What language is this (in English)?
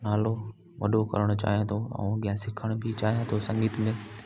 Sindhi